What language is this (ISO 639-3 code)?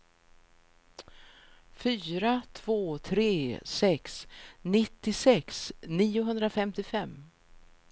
swe